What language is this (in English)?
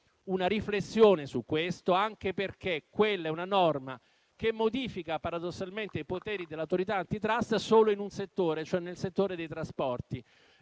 Italian